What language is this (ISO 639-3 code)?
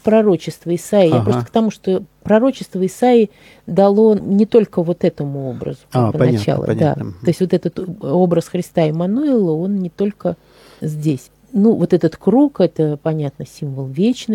rus